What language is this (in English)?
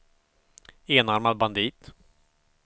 Swedish